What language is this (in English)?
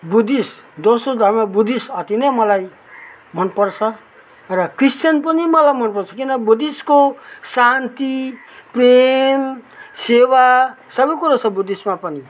Nepali